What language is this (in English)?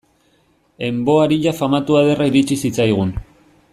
Basque